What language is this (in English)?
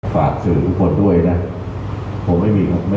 Thai